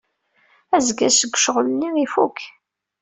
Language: Kabyle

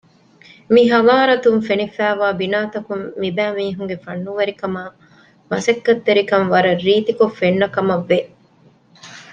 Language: Divehi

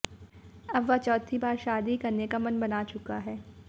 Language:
Hindi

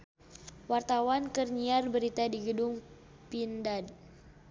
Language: Sundanese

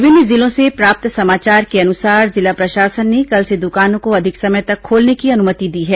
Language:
Hindi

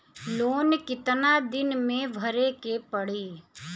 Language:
Bhojpuri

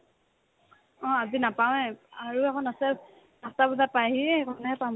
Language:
Assamese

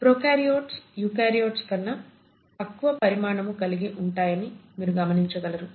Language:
Telugu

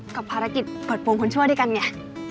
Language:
Thai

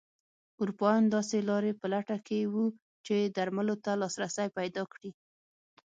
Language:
Pashto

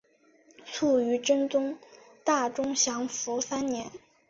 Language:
Chinese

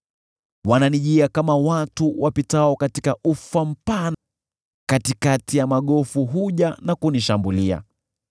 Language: Swahili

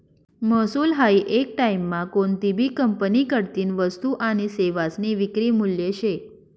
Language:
Marathi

